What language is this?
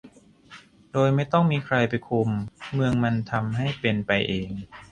Thai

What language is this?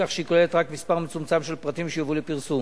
Hebrew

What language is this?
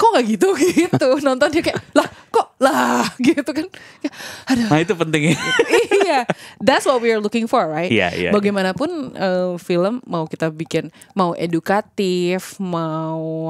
Indonesian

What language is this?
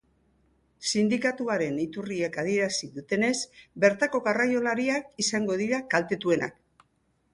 Basque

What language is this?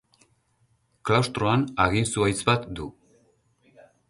Basque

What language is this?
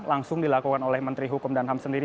Indonesian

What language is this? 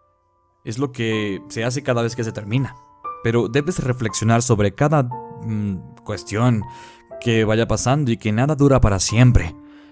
Spanish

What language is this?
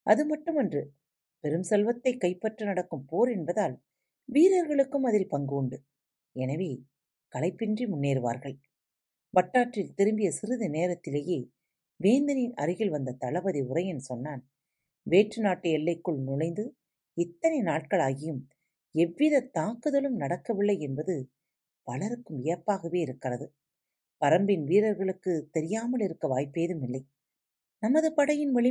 Tamil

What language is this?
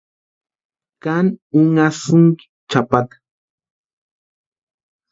Western Highland Purepecha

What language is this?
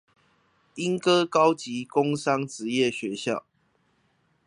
Chinese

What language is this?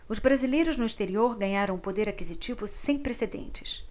Portuguese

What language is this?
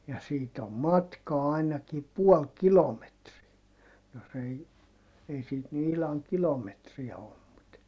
Finnish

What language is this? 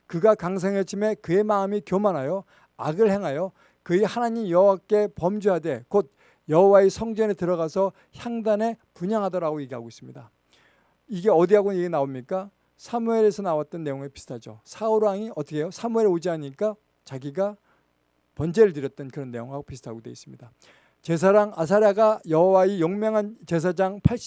Korean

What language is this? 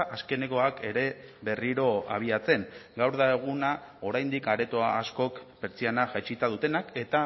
Basque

